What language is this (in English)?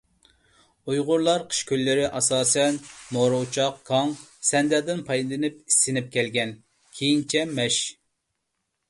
Uyghur